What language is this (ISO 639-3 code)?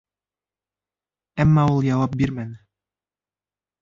bak